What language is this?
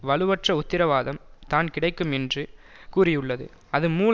Tamil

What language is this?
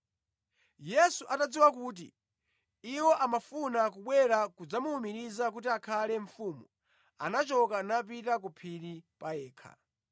Nyanja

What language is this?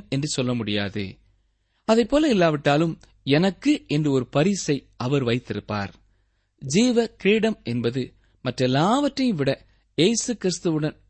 Tamil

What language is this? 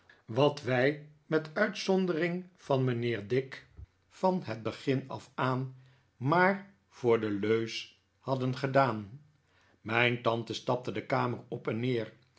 Dutch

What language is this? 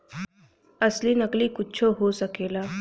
Bhojpuri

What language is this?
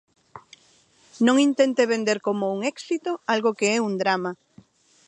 Galician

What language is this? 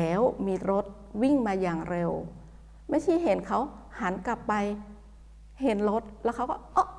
Thai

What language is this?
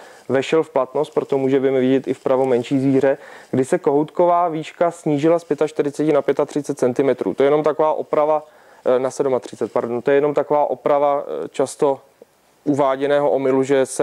Czech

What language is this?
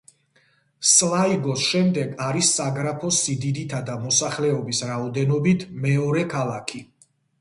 Georgian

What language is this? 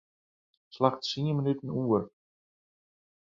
Western Frisian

